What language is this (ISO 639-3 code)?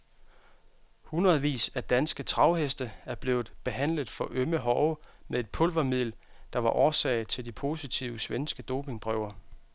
dan